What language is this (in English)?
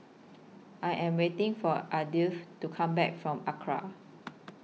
English